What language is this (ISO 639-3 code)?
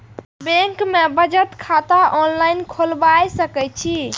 mai